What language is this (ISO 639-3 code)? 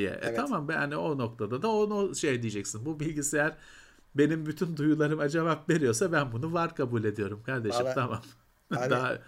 tur